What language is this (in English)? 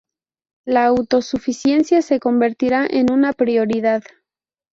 Spanish